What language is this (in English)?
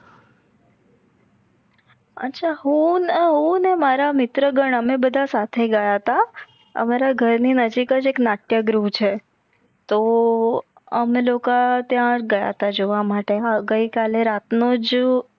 Gujarati